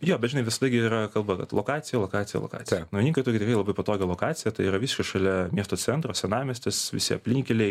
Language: Lithuanian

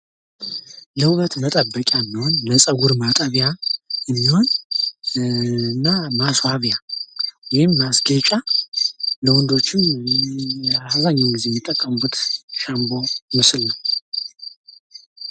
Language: Amharic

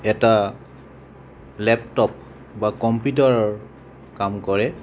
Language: Assamese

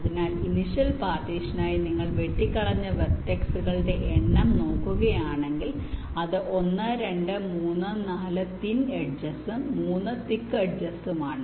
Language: Malayalam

